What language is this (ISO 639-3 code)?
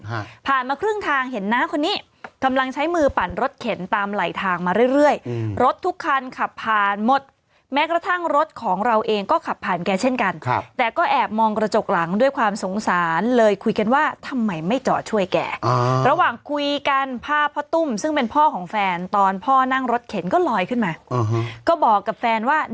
tha